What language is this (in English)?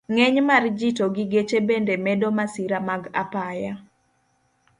Luo (Kenya and Tanzania)